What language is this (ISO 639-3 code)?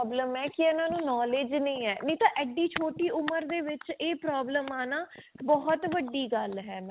pan